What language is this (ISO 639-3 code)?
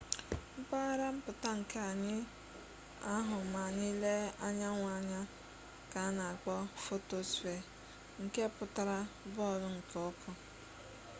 ibo